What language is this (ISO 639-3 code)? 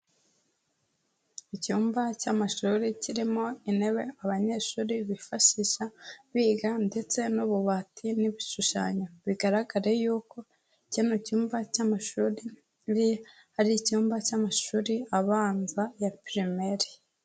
kin